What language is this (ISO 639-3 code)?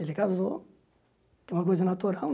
por